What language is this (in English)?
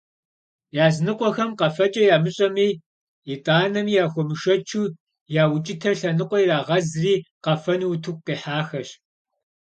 Kabardian